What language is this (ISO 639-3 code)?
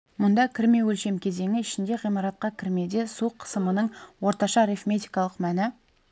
kaz